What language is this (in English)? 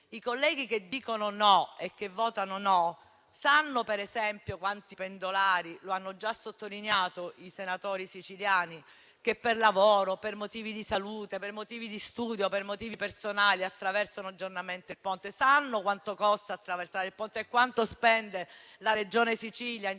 Italian